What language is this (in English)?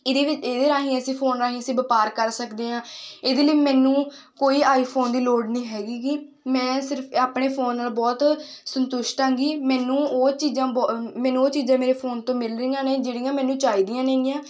Punjabi